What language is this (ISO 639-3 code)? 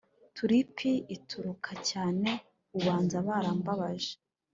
kin